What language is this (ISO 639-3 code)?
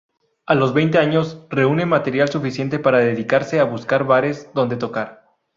spa